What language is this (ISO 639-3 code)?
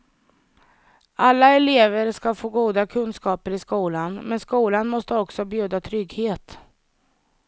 swe